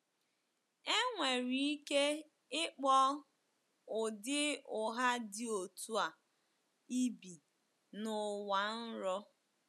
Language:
Igbo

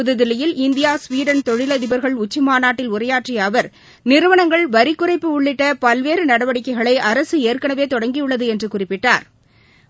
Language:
Tamil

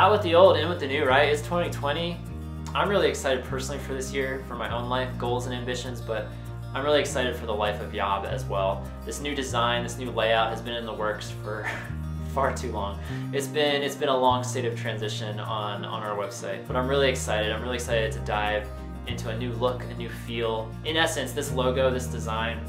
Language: English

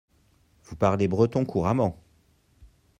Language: French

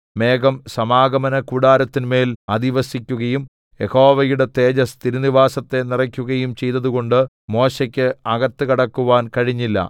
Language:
Malayalam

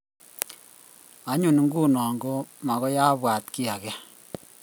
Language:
Kalenjin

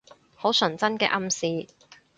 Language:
Cantonese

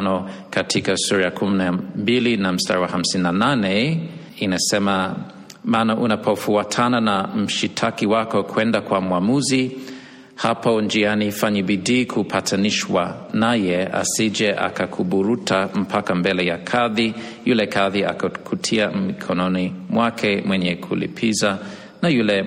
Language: Swahili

